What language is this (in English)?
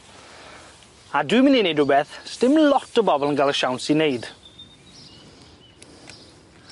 Welsh